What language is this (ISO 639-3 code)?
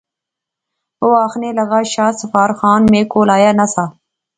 phr